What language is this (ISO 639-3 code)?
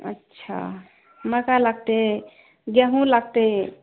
mai